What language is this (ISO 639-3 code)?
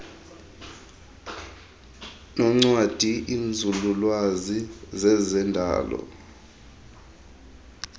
xho